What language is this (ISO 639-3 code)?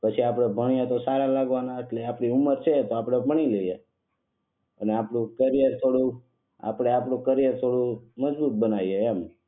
guj